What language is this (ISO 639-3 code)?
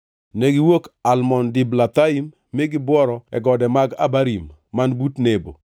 luo